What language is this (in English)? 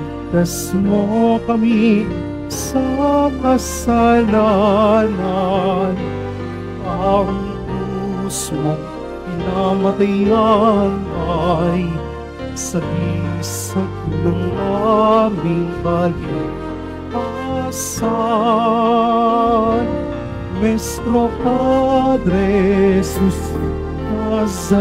Filipino